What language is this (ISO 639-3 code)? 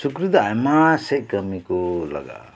sat